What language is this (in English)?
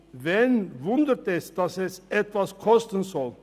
Swiss German